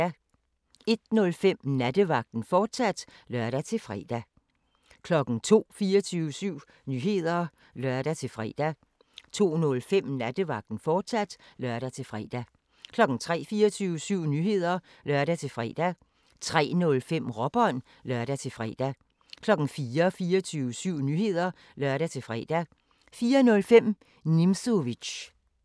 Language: Danish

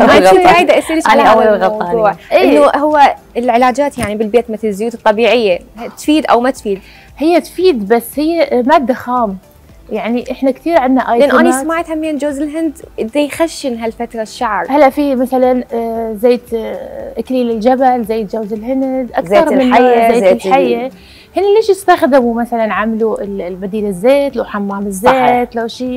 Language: Arabic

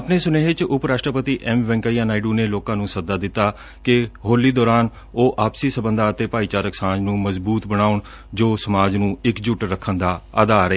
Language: Punjabi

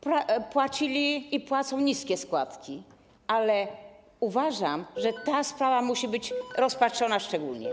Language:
Polish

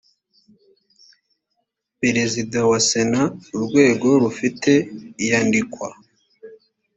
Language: Kinyarwanda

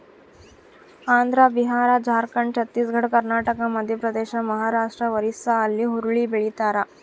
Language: Kannada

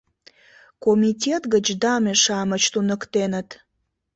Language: Mari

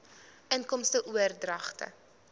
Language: Afrikaans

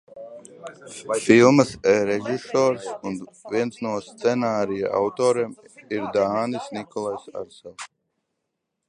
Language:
Latvian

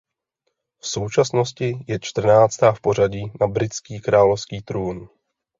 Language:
Czech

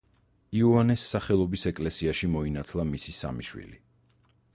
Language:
Georgian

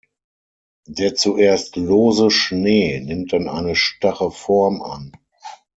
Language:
German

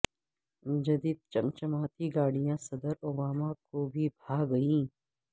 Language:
Urdu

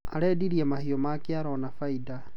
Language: Kikuyu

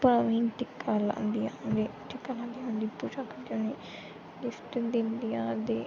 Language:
Dogri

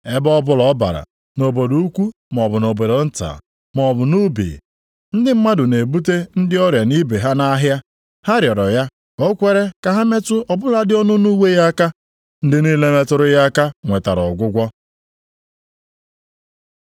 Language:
Igbo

